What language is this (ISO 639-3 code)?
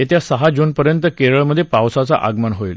mar